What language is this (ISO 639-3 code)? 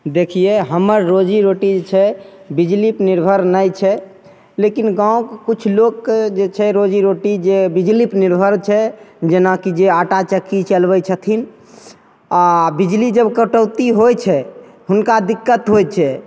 mai